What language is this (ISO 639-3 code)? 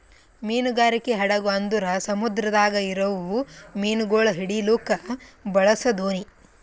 kan